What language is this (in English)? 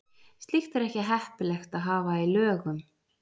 Icelandic